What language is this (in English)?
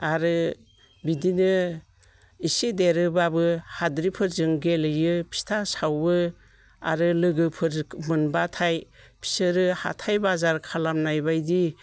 Bodo